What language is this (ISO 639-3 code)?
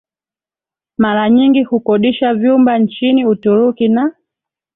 swa